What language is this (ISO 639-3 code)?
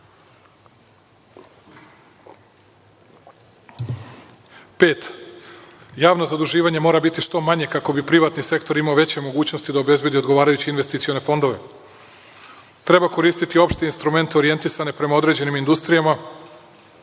srp